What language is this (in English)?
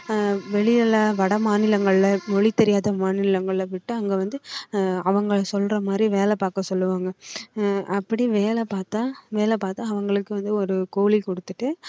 Tamil